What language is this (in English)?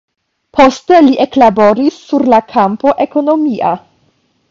Esperanto